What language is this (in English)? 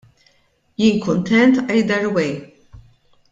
Maltese